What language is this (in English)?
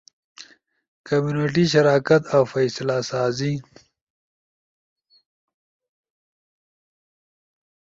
Ushojo